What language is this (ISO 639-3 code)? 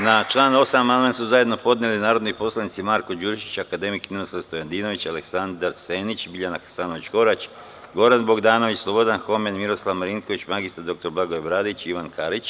srp